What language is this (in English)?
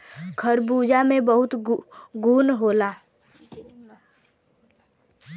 Bhojpuri